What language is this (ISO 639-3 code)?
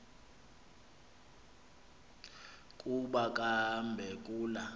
xho